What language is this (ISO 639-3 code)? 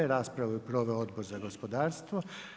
hrv